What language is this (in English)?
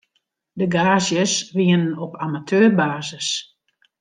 Western Frisian